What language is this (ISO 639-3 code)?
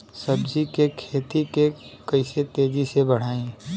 bho